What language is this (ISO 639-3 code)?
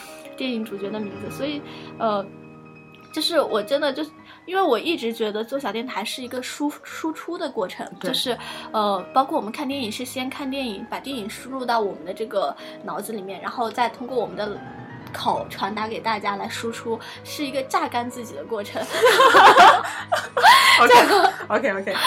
zho